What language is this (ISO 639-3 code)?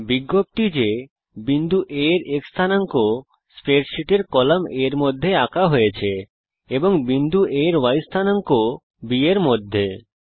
ben